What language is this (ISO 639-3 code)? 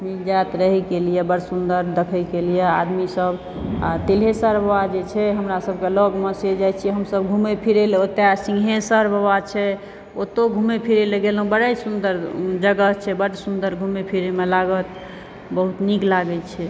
mai